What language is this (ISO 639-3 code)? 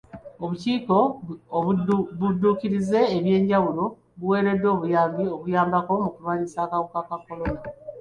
lug